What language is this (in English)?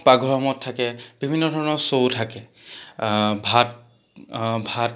Assamese